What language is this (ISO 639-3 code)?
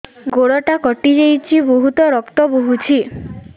ori